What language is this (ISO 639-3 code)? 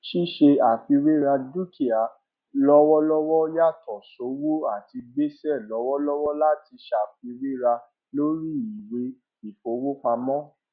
yor